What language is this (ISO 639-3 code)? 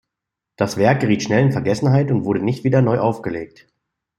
deu